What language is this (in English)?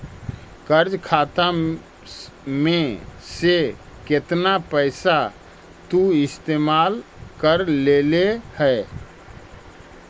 Magahi